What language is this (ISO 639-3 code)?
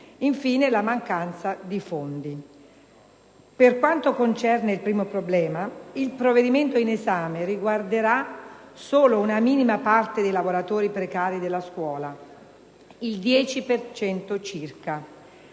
ita